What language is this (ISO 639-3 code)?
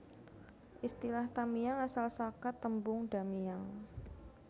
jav